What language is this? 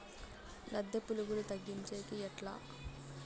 Telugu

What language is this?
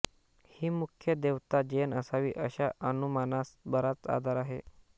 Marathi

